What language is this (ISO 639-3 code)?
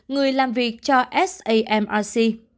vie